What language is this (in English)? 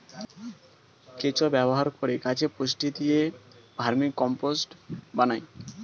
Bangla